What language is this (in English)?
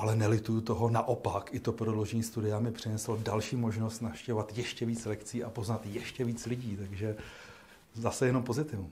Czech